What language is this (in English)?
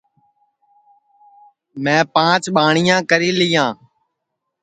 Sansi